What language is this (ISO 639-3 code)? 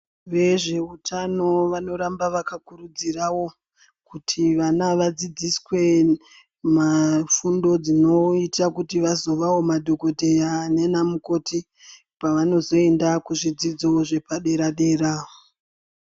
ndc